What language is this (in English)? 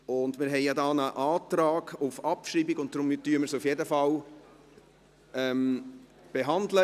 Swiss German